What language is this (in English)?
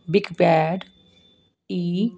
Punjabi